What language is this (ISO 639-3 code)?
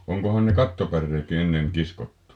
fin